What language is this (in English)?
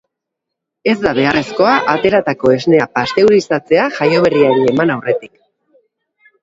Basque